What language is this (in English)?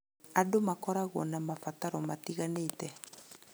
Kikuyu